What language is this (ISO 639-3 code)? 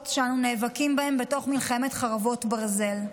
heb